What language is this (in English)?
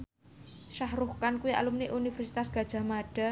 Javanese